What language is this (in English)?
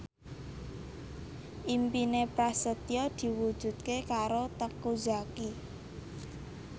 Javanese